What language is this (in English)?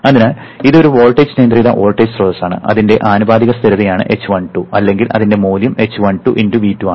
Malayalam